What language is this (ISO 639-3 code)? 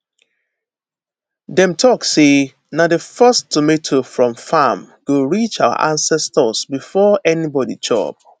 pcm